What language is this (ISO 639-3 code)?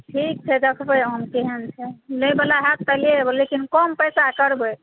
mai